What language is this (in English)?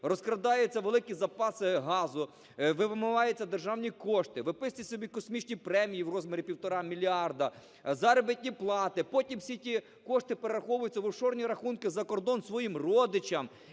Ukrainian